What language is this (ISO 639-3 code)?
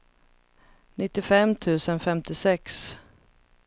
swe